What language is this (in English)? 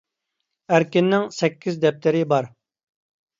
Uyghur